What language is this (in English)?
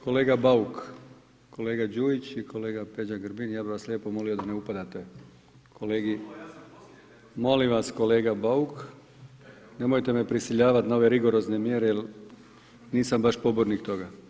Croatian